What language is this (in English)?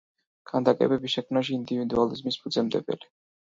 Georgian